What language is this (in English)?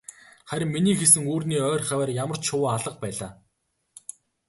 Mongolian